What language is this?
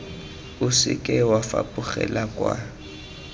Tswana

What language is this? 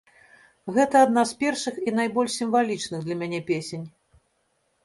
Belarusian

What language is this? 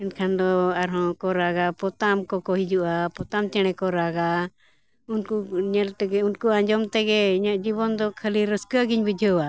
Santali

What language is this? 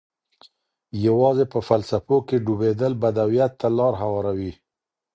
Pashto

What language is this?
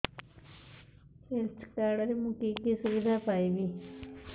Odia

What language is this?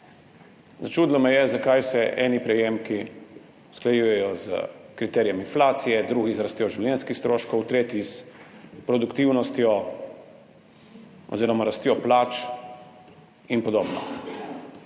Slovenian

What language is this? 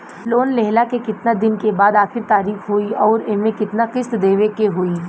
Bhojpuri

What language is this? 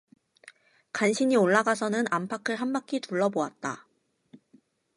Korean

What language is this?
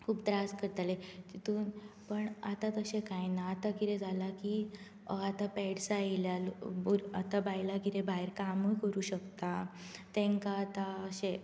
Konkani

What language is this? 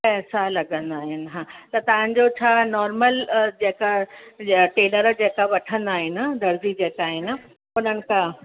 Sindhi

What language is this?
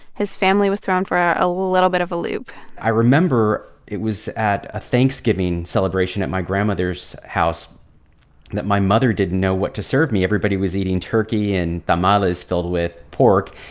English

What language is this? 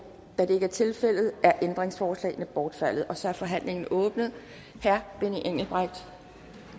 Danish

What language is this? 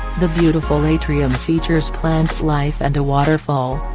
English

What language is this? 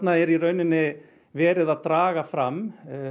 Icelandic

